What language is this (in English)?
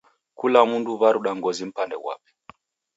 Taita